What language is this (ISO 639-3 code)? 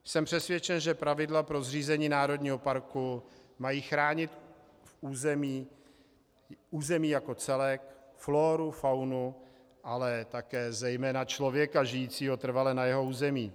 ces